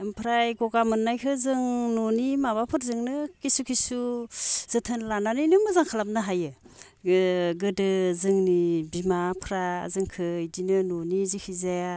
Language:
Bodo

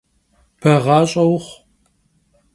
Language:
Kabardian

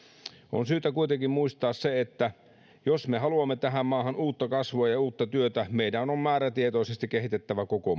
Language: Finnish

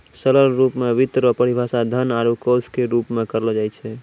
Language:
Maithili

